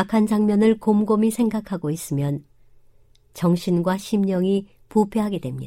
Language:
Korean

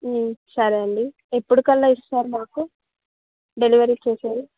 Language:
Telugu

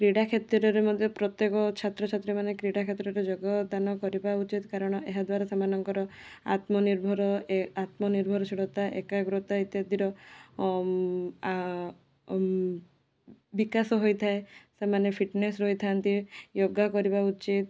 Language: Odia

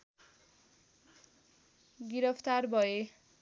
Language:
Nepali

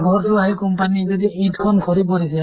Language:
Assamese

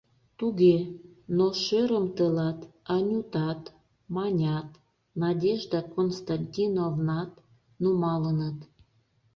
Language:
Mari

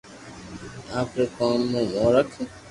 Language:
Loarki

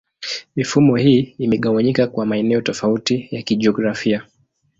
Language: Swahili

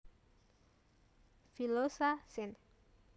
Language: Javanese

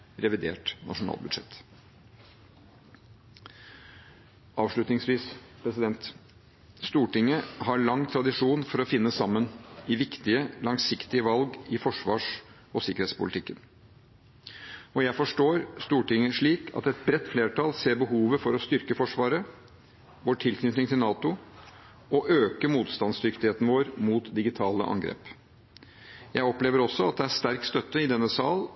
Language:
Norwegian Bokmål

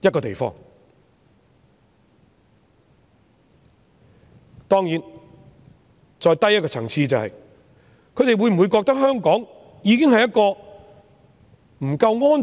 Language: Cantonese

